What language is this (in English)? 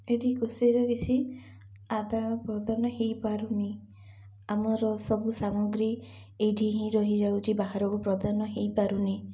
Odia